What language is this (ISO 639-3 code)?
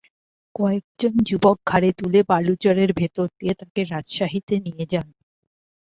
ben